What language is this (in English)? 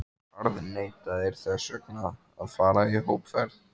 Icelandic